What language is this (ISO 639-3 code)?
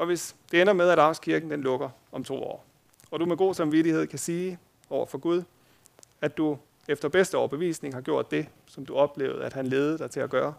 dan